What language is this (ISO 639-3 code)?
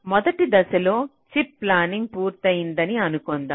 tel